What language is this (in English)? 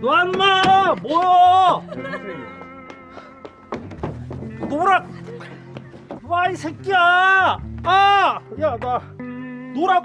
Korean